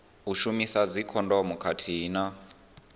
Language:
Venda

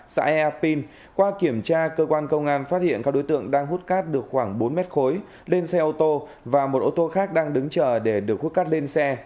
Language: Vietnamese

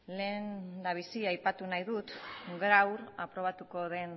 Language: Basque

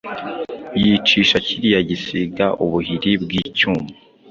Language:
Kinyarwanda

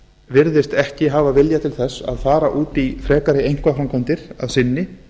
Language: Icelandic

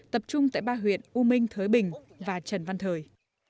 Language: Vietnamese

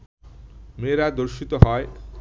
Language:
Bangla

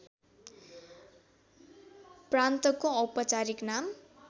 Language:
Nepali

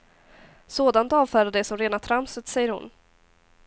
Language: Swedish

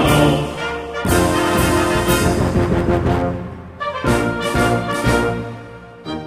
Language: Romanian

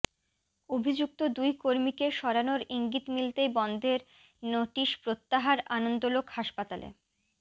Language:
Bangla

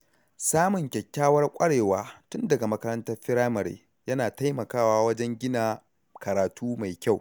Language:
Hausa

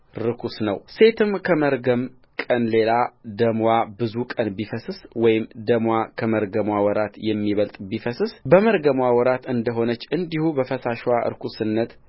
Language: Amharic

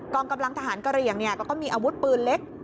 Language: Thai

